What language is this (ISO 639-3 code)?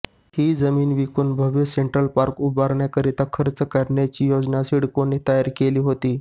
mar